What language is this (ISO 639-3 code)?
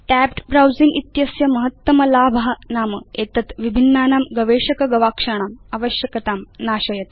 san